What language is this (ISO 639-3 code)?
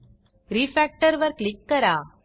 mar